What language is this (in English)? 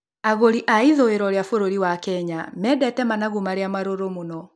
Kikuyu